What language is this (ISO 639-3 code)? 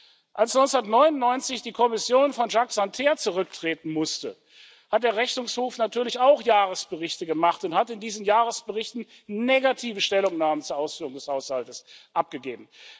deu